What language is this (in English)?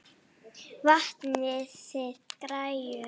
Icelandic